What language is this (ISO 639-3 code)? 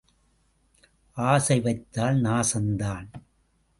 tam